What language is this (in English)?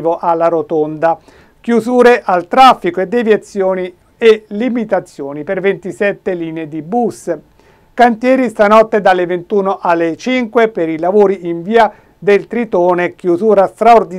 Italian